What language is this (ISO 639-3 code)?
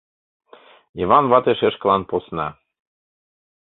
chm